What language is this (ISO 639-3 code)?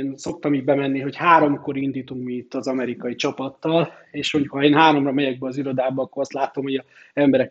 hun